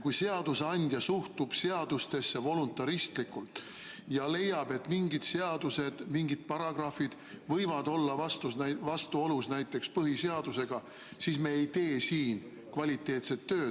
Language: Estonian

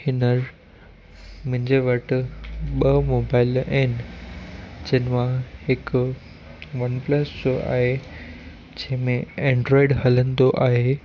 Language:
Sindhi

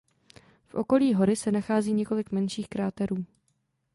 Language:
Czech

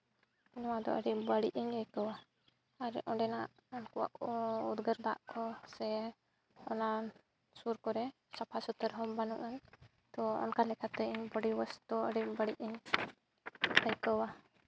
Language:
Santali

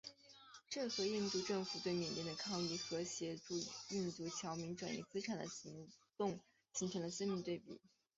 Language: Chinese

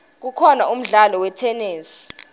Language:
Swati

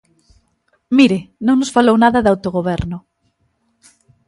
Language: Galician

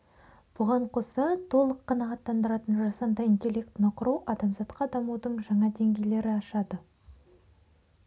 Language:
Kazakh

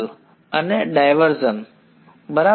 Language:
Gujarati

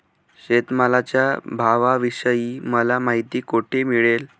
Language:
Marathi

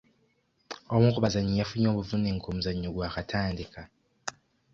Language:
Ganda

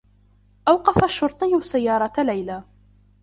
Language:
Arabic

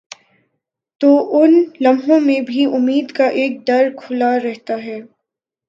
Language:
Urdu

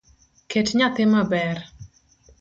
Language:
Luo (Kenya and Tanzania)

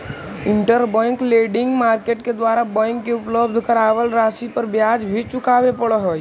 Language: Magahi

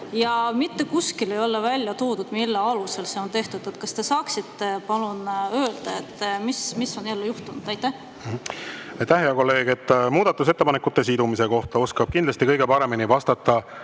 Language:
Estonian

